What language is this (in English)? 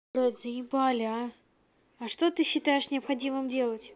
Russian